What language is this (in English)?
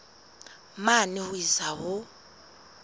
Southern Sotho